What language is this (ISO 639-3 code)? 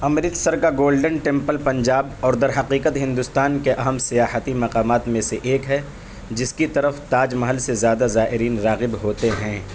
urd